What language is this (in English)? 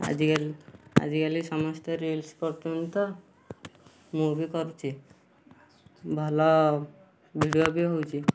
Odia